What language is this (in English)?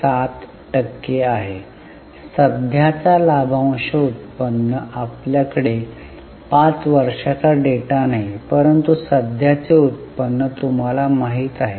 Marathi